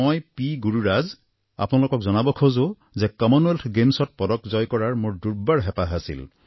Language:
Assamese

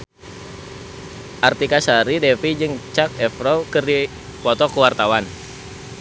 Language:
Sundanese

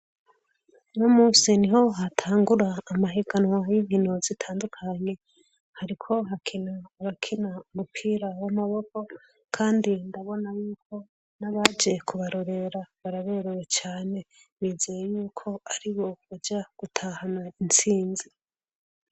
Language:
Rundi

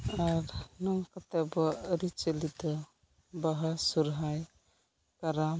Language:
Santali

